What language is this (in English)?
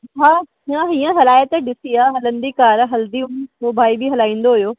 Sindhi